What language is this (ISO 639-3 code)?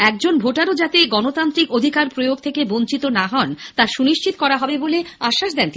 ben